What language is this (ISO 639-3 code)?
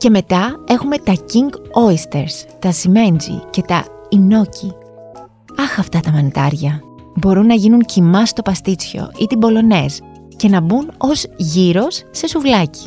ell